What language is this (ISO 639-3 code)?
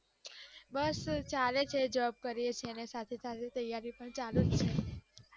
guj